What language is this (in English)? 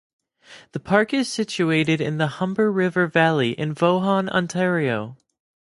English